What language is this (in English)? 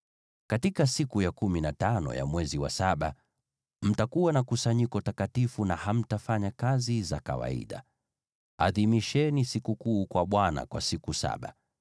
Swahili